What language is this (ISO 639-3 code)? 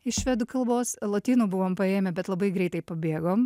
lit